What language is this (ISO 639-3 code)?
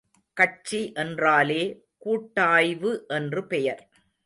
tam